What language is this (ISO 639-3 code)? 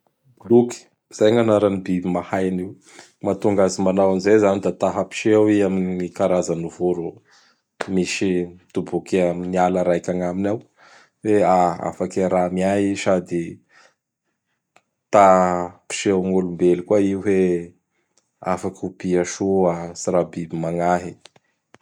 bhr